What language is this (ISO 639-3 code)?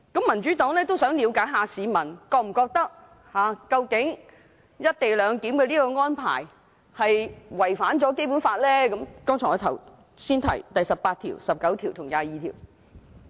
yue